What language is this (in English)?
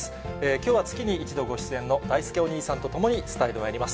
Japanese